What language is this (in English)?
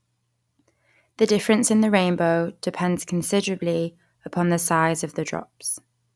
English